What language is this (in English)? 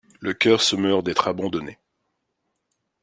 French